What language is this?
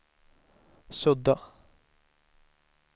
Swedish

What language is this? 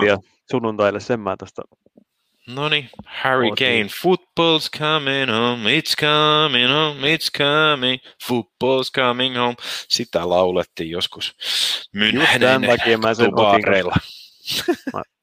Finnish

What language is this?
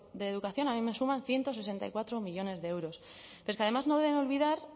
Spanish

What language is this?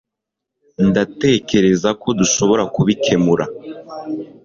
Kinyarwanda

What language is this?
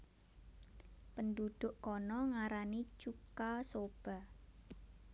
Javanese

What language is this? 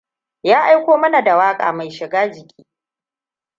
Hausa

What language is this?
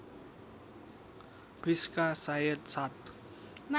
Nepali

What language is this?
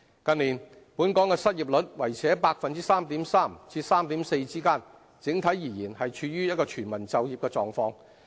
Cantonese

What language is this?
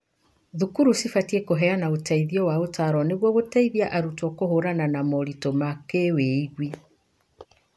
Kikuyu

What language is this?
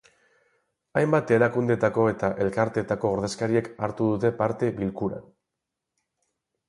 Basque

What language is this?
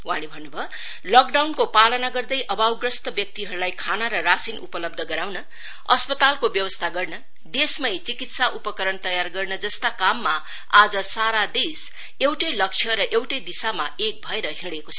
Nepali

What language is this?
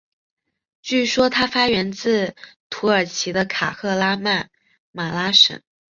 Chinese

